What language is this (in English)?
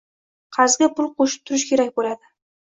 Uzbek